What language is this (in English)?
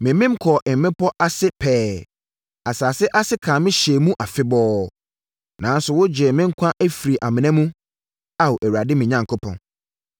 Akan